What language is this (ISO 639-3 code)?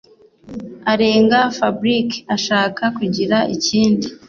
kin